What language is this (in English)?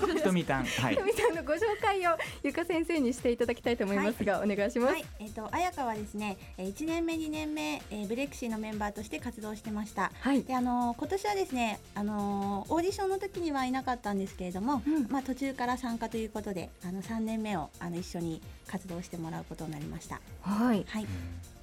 Japanese